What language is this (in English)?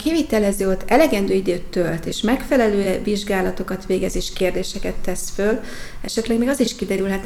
Hungarian